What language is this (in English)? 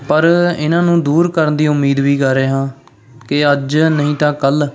Punjabi